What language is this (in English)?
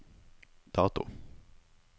Norwegian